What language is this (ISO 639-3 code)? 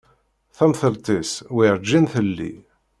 kab